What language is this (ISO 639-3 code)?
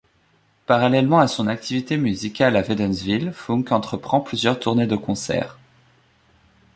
fra